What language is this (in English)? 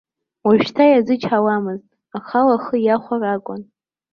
Abkhazian